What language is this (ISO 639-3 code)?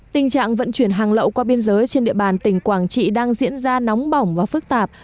vie